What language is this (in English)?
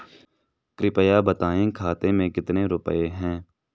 Hindi